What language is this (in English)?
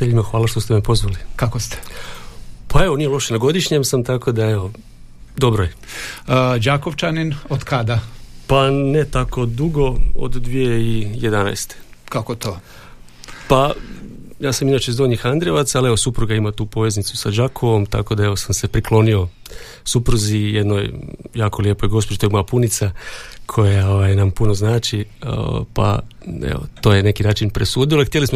Croatian